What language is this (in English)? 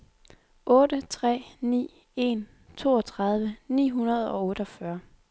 Danish